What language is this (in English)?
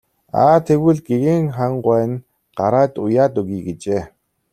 Mongolian